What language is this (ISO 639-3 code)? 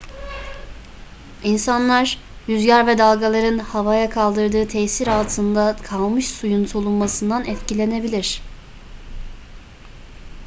tur